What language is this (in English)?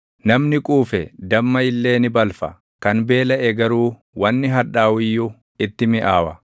Oromo